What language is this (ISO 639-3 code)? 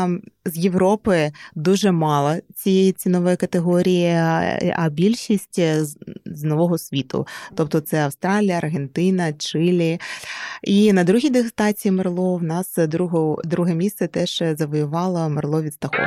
ukr